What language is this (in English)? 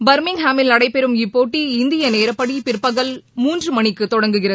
Tamil